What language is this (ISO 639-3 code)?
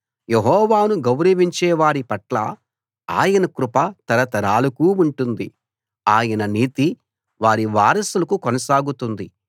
tel